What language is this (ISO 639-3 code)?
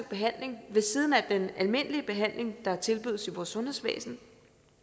dan